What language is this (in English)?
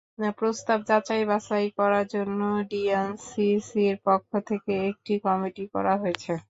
Bangla